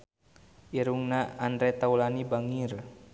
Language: Sundanese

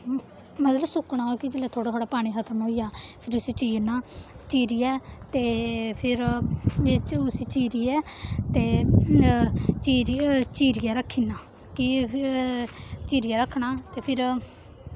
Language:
Dogri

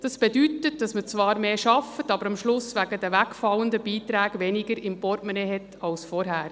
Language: Swiss German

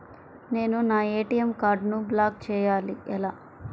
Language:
Telugu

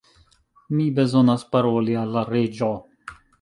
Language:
Esperanto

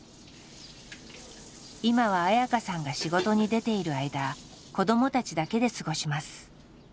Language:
Japanese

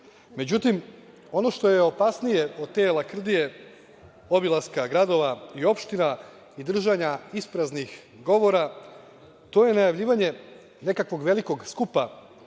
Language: Serbian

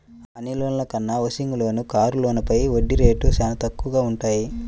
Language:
Telugu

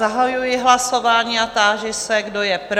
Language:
Czech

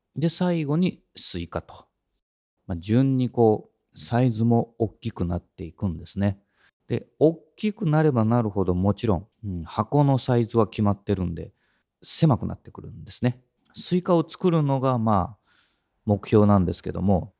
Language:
Japanese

